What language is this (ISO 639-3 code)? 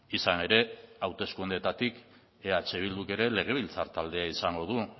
eus